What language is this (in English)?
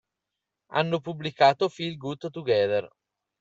Italian